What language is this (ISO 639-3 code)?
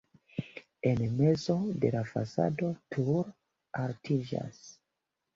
epo